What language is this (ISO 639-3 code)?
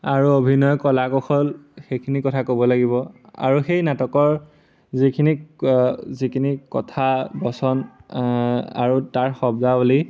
asm